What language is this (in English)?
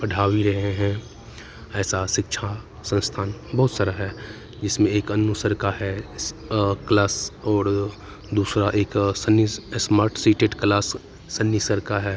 Hindi